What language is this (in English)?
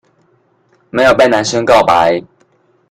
Chinese